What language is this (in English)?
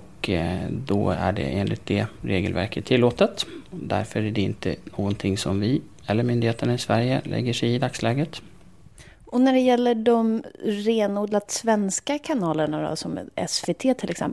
Swedish